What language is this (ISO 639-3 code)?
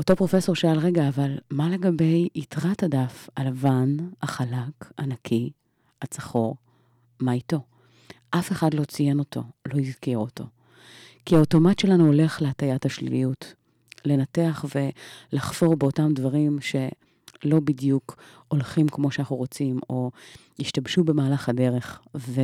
heb